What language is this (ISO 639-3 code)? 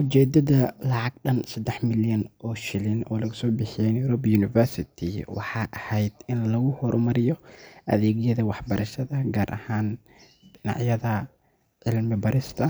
som